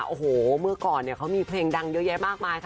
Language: Thai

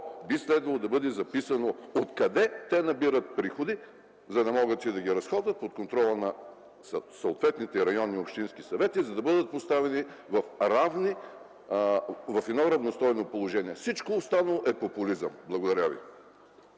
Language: Bulgarian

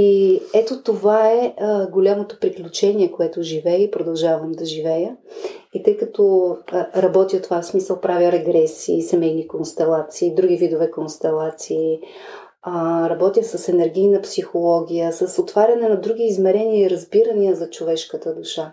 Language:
Bulgarian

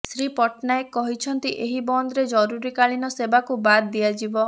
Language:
Odia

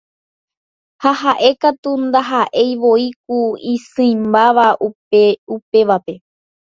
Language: Guarani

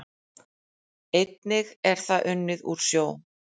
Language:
Icelandic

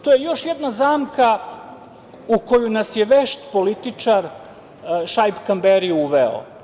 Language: Serbian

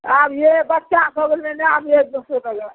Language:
Maithili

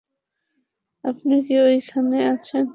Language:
Bangla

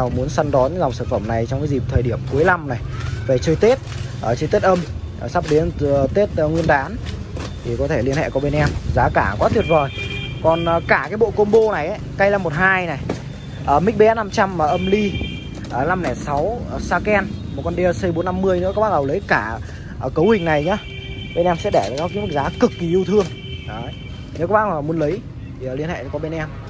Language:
Vietnamese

